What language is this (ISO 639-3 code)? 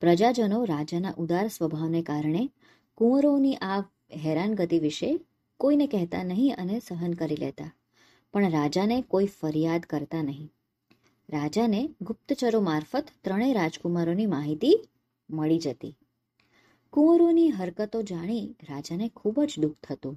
guj